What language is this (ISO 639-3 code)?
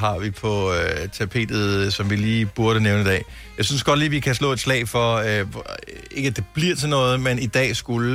dan